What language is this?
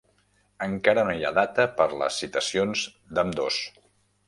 Catalan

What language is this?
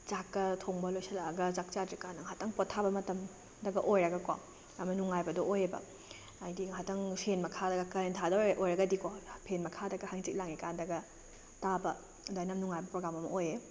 Manipuri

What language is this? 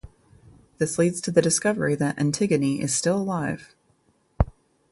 English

